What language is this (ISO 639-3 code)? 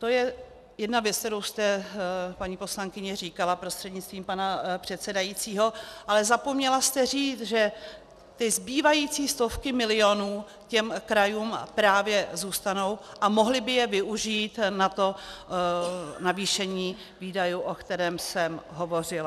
ces